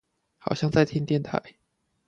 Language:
Chinese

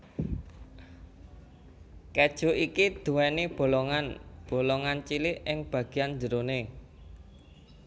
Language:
Javanese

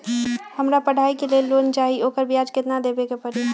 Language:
Magahi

